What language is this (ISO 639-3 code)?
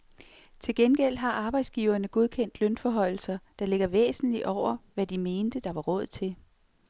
dan